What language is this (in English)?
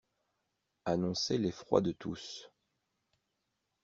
French